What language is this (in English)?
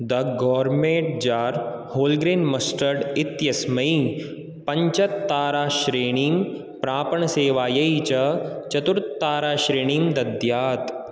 Sanskrit